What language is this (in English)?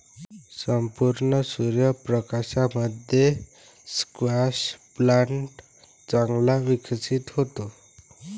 Marathi